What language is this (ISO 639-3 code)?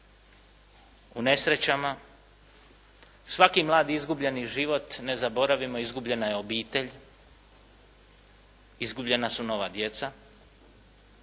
hrv